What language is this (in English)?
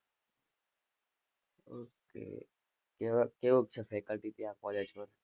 Gujarati